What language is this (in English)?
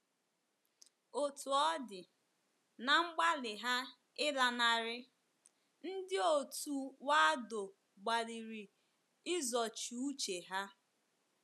Igbo